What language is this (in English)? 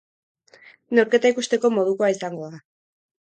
Basque